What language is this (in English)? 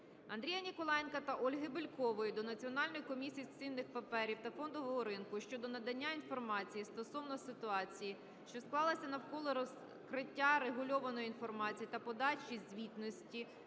Ukrainian